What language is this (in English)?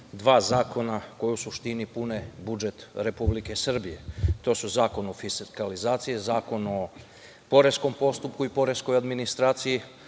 Serbian